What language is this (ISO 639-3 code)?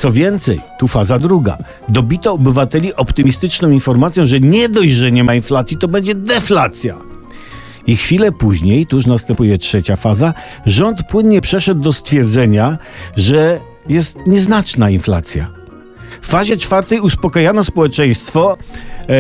pol